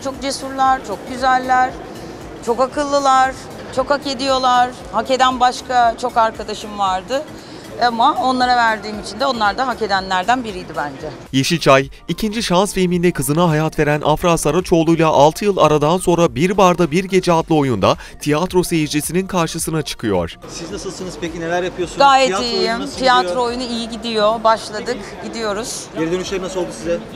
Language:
Turkish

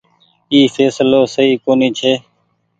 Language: Goaria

